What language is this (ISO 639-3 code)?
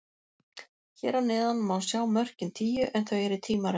isl